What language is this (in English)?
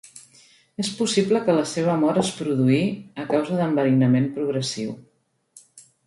Catalan